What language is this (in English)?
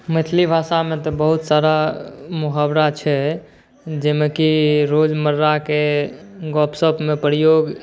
Maithili